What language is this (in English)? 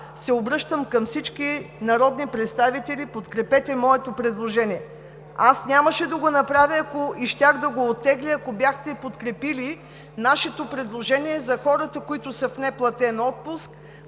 Bulgarian